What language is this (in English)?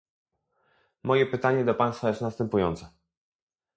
Polish